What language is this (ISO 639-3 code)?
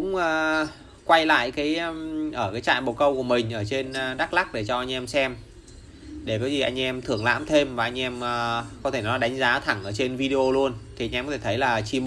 vie